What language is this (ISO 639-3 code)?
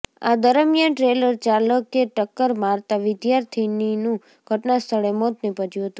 guj